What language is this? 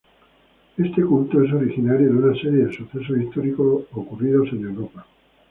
Spanish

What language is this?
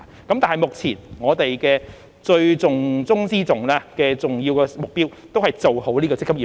Cantonese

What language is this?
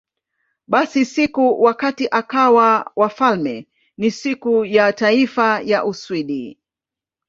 Swahili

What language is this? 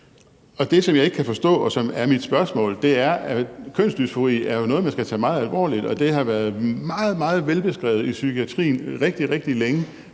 Danish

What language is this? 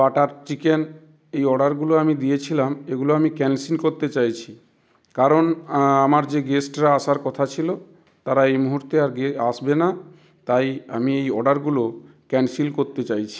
Bangla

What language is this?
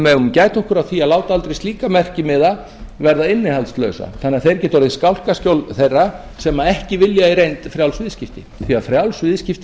Icelandic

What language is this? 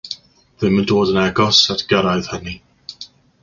Welsh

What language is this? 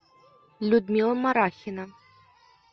Russian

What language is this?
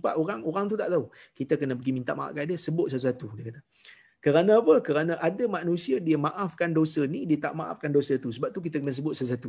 Malay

